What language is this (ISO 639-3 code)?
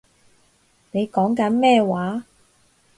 yue